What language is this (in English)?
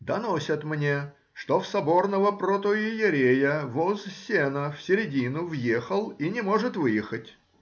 Russian